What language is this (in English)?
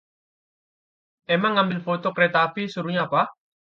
Indonesian